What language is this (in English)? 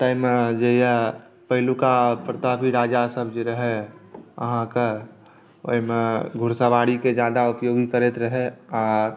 Maithili